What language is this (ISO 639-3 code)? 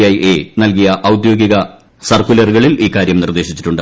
mal